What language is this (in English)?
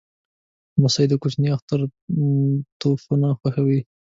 Pashto